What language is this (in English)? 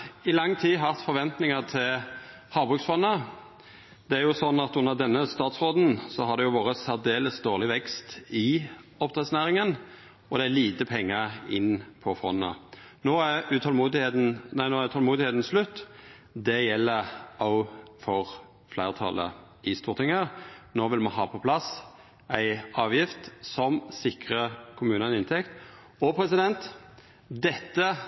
Norwegian Nynorsk